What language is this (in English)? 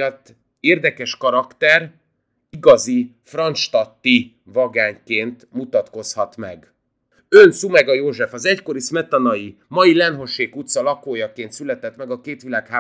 Hungarian